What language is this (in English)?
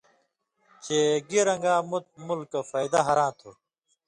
Indus Kohistani